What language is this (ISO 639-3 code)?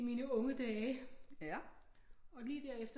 dan